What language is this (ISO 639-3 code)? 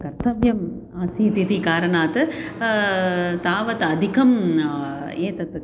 san